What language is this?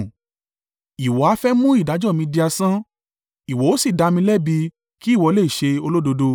Yoruba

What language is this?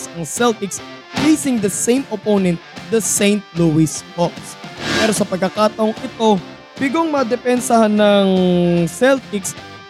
Filipino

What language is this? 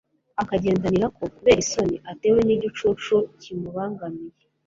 Kinyarwanda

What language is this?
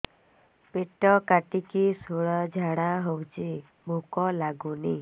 Odia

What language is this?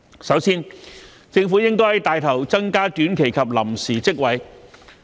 Cantonese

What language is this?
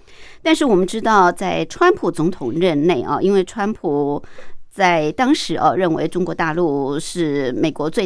Chinese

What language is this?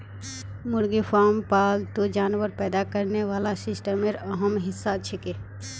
Magahi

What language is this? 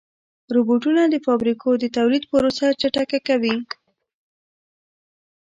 Pashto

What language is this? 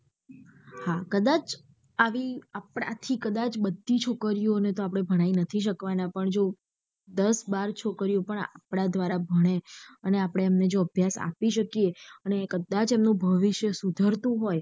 Gujarati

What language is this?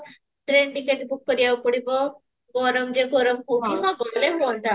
Odia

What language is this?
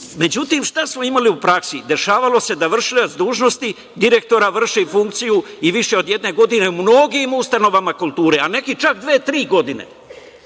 Serbian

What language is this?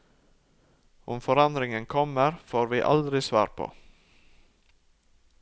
Norwegian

